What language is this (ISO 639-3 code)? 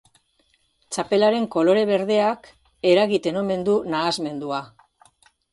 eus